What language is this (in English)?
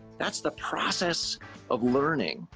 English